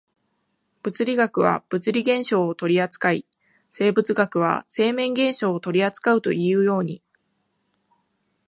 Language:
Japanese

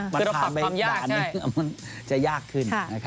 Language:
Thai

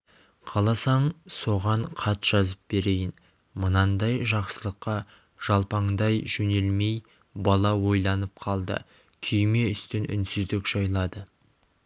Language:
Kazakh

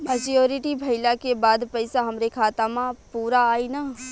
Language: Bhojpuri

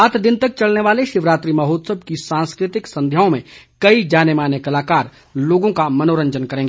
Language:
Hindi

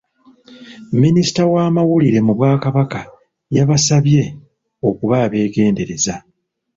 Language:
Ganda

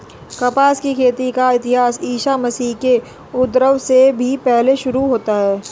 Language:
Hindi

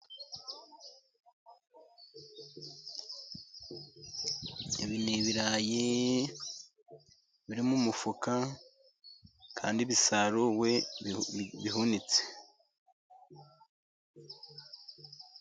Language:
Kinyarwanda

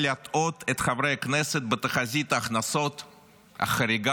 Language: Hebrew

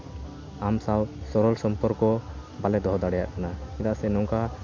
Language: Santali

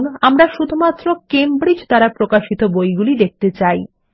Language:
Bangla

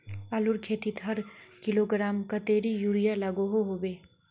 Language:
Magahi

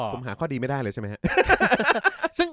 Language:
Thai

